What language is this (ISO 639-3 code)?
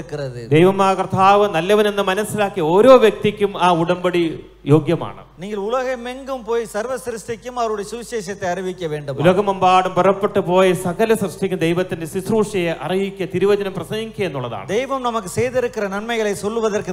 ara